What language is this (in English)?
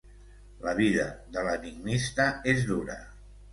Catalan